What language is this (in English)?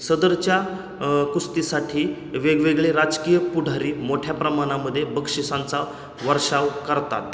Marathi